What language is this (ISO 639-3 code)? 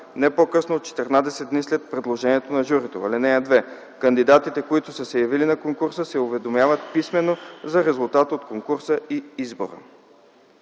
bul